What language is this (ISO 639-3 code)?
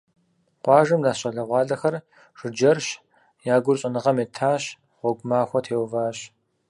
kbd